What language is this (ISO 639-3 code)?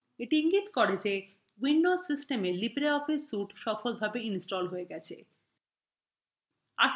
ben